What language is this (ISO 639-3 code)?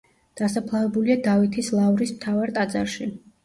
kat